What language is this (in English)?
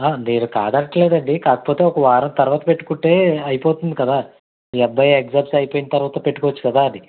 Telugu